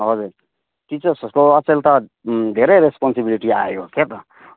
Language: Nepali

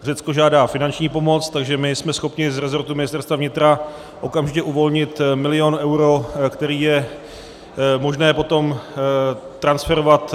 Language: Czech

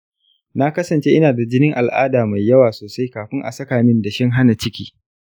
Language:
Hausa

